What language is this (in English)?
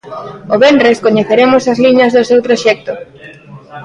Galician